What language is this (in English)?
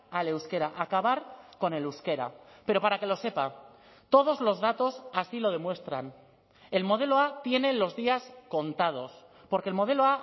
Spanish